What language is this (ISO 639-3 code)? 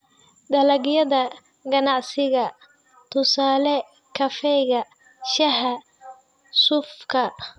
som